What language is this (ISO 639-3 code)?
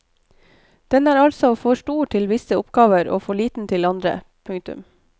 nor